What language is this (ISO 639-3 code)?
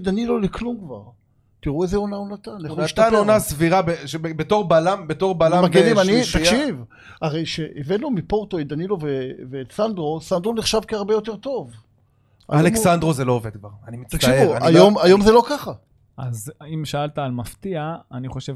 heb